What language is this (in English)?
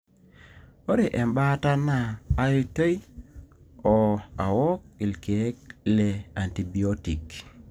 Masai